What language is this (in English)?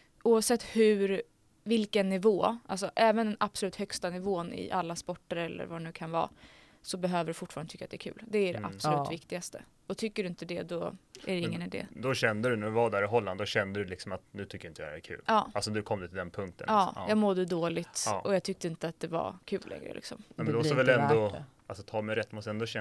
Swedish